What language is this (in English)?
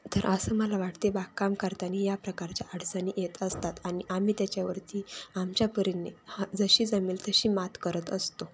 Marathi